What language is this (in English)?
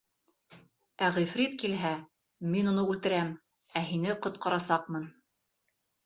Bashkir